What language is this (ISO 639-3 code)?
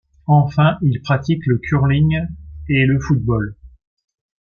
fra